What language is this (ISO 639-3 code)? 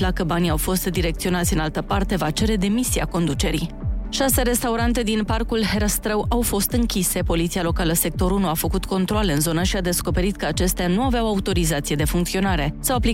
ron